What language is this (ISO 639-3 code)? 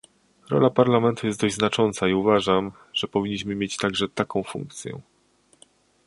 pol